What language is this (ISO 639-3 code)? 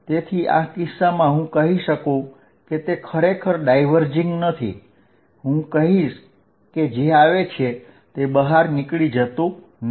guj